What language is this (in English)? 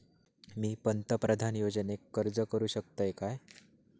Marathi